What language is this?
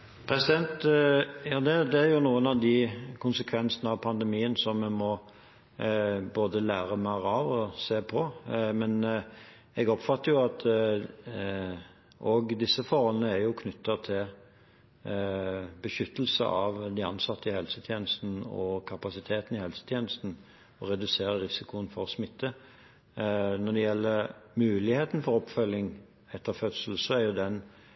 Norwegian Bokmål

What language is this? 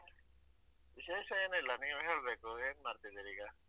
Kannada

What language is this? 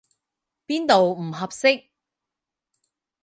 Cantonese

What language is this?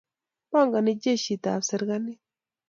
Kalenjin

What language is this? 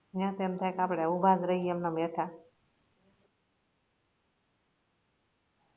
Gujarati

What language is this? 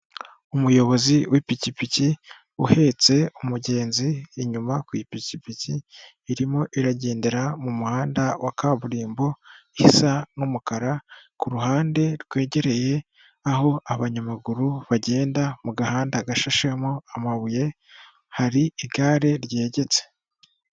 Kinyarwanda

